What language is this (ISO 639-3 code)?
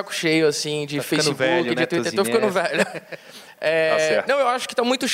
por